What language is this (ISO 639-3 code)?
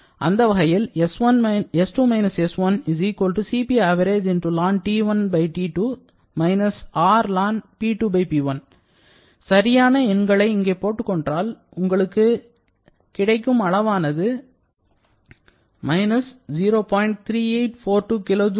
tam